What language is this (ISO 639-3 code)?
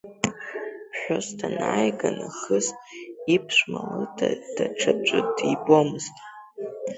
abk